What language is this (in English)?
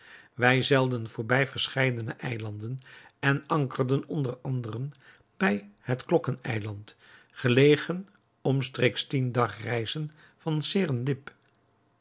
Dutch